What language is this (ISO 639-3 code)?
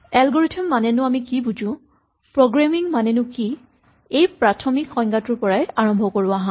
asm